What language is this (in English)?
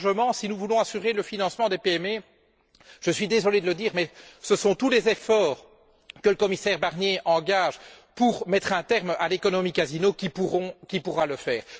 French